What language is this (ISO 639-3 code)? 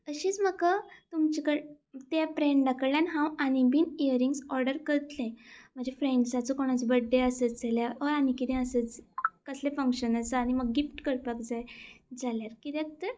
kok